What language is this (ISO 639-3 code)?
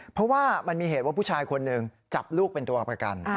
tha